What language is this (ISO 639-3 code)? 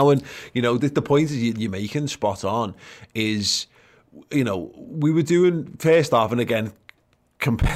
eng